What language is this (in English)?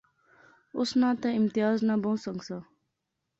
Pahari-Potwari